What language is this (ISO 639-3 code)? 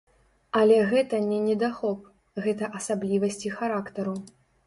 bel